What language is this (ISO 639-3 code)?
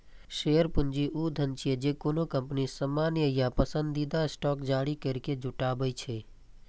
mai